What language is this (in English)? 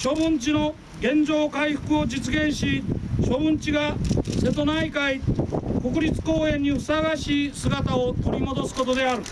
Japanese